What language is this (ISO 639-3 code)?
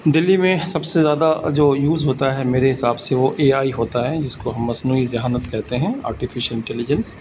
urd